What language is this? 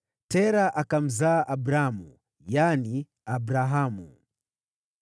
Swahili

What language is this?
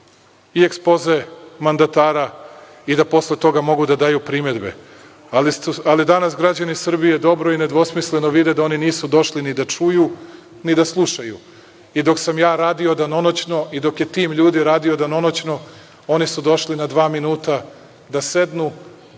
Serbian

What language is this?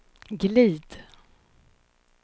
Swedish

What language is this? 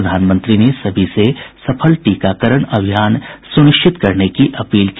Hindi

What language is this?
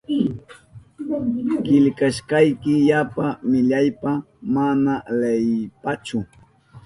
Southern Pastaza Quechua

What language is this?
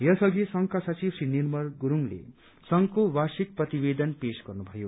Nepali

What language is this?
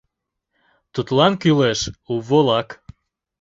Mari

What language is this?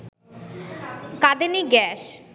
Bangla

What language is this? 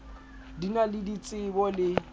Southern Sotho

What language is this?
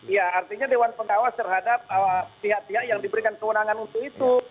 Indonesian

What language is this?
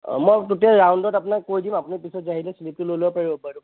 Assamese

